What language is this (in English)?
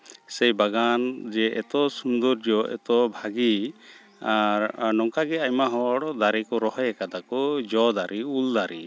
Santali